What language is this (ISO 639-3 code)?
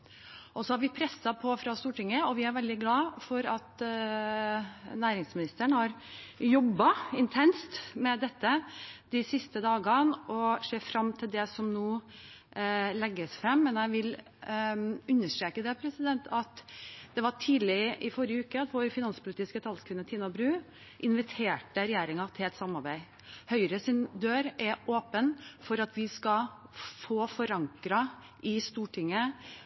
nob